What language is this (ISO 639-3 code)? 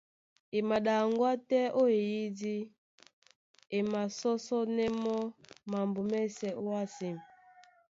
dua